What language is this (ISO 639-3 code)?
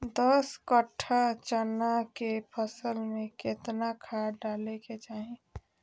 mag